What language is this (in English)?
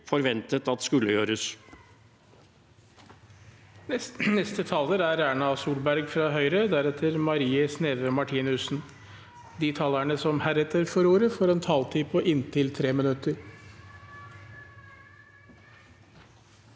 Norwegian